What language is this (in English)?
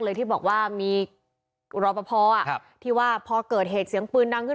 Thai